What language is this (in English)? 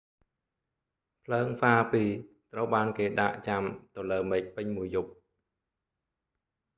Khmer